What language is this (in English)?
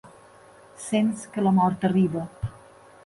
Catalan